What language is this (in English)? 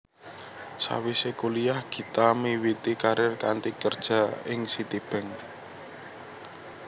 Javanese